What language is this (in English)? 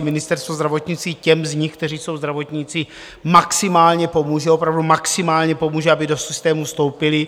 Czech